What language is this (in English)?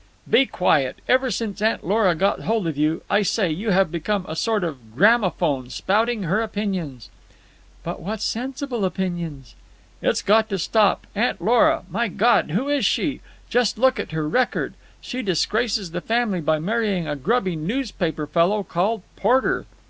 English